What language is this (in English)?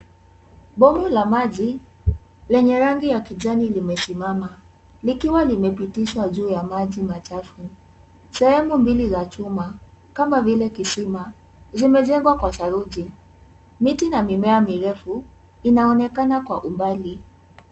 Swahili